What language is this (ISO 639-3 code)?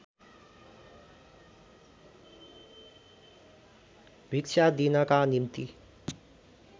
nep